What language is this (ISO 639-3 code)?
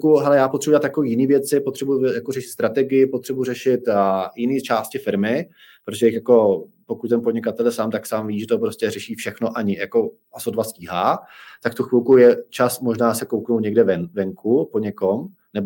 ces